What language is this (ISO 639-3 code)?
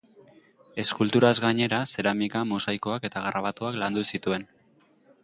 eus